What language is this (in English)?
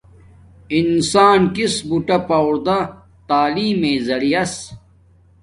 Domaaki